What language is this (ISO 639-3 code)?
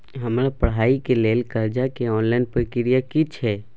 mai